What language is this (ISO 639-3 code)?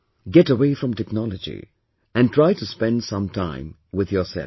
eng